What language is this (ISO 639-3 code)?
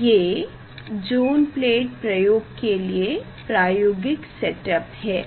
hin